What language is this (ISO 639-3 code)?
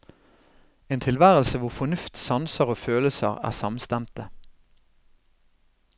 nor